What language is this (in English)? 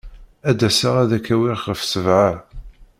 Kabyle